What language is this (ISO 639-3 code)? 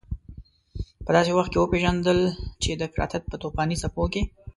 pus